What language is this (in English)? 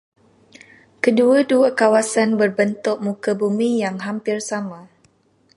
Malay